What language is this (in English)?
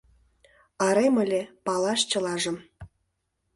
Mari